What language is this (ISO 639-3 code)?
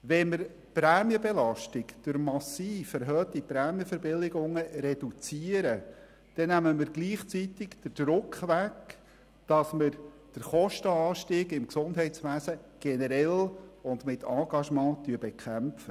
gsw